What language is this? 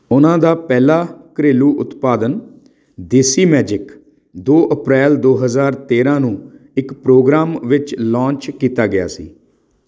Punjabi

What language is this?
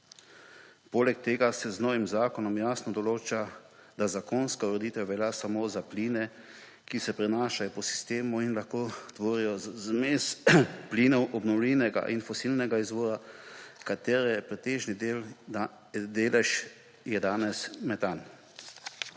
Slovenian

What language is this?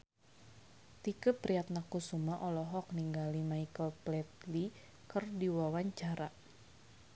Sundanese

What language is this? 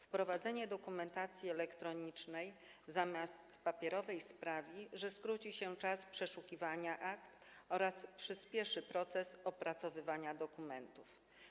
Polish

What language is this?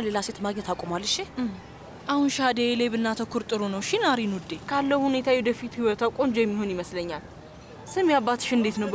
Arabic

